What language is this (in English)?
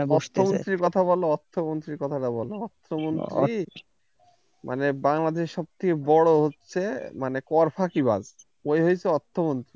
Bangla